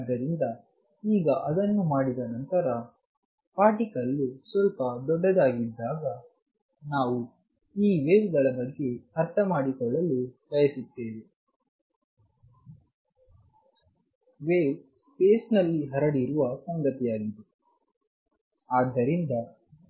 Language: Kannada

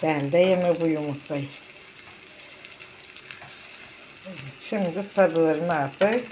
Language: Turkish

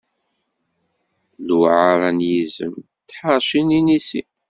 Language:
Kabyle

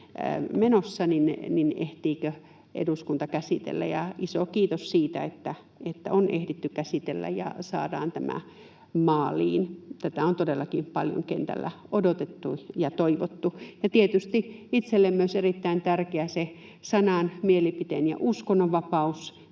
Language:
Finnish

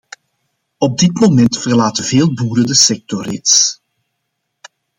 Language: Dutch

